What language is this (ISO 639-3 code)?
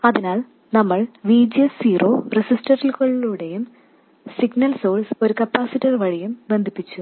mal